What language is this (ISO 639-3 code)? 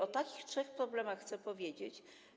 pol